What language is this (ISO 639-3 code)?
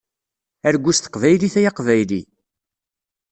kab